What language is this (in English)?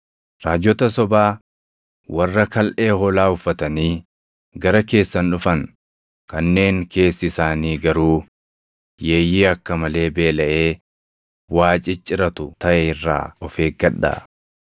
Oromo